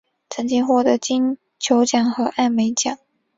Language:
Chinese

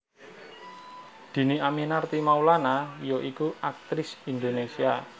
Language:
Javanese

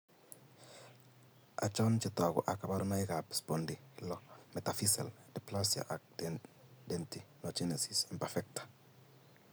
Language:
Kalenjin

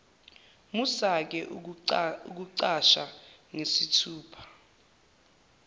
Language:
Zulu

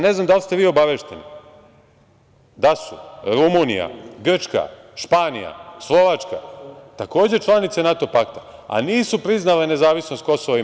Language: Serbian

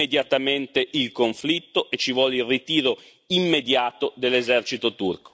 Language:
Italian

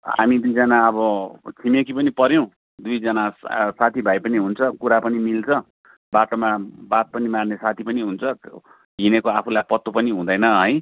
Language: Nepali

